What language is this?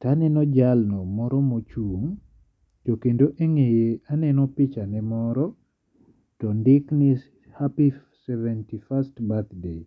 Luo (Kenya and Tanzania)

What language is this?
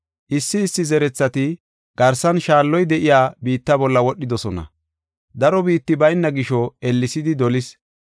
Gofa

